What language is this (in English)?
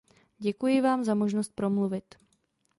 Czech